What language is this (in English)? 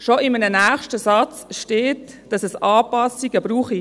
Swiss German